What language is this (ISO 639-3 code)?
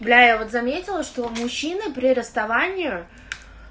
rus